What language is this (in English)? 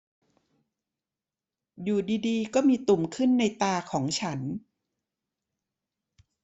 Thai